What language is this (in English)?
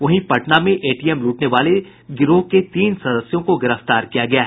Hindi